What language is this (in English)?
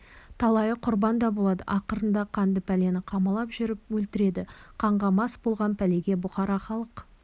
Kazakh